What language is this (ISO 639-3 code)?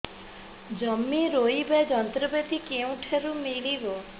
ori